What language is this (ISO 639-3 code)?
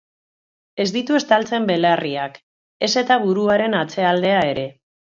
eus